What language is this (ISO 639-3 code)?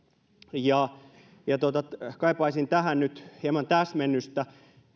fin